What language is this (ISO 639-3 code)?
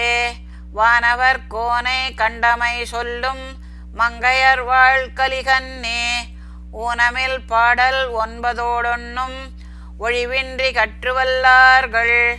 tam